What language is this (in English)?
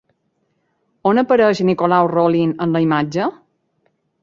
Catalan